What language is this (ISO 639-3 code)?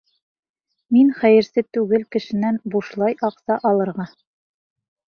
bak